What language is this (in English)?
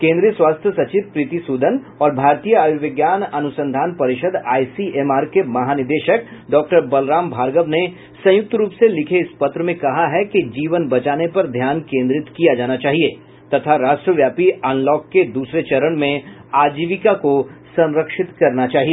Hindi